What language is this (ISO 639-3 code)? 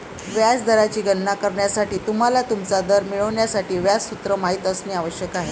mar